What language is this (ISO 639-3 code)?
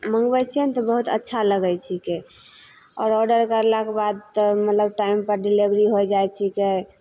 mai